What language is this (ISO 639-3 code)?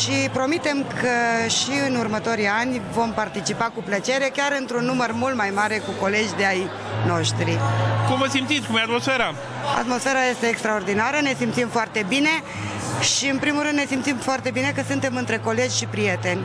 ron